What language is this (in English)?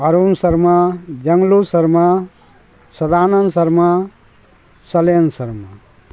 Maithili